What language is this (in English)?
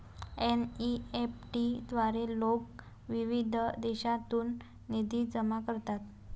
Marathi